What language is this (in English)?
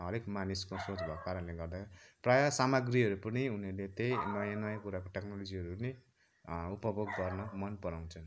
Nepali